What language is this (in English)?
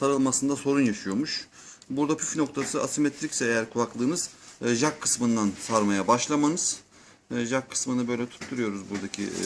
Turkish